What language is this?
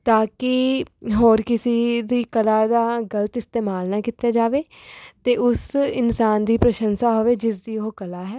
Punjabi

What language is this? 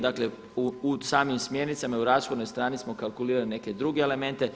Croatian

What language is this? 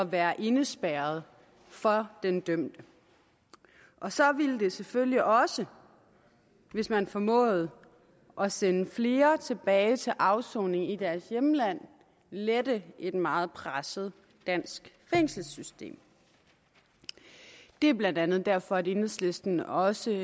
Danish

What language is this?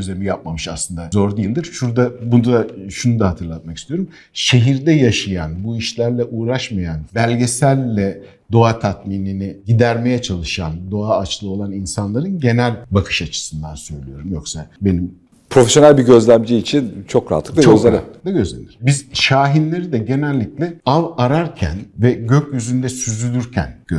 Turkish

